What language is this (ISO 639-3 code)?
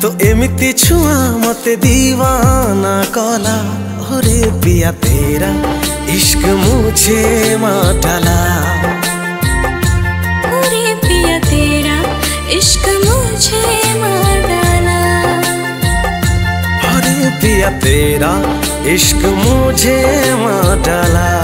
nld